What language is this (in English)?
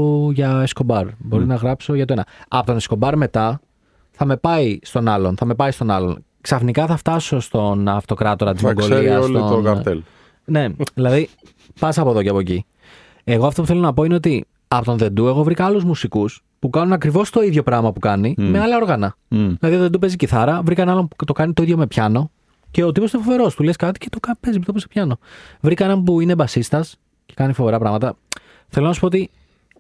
Greek